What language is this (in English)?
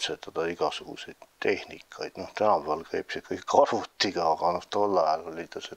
Dutch